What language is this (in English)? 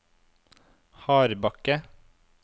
Norwegian